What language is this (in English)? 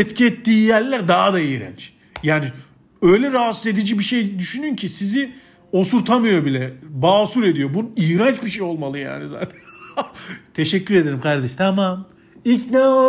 Turkish